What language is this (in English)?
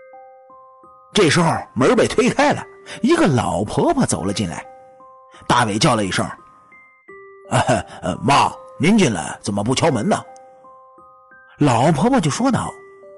Chinese